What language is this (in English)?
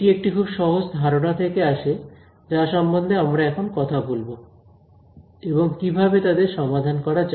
Bangla